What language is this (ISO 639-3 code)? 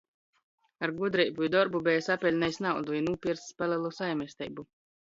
ltg